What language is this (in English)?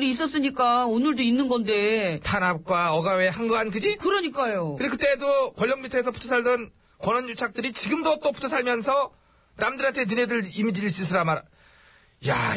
Korean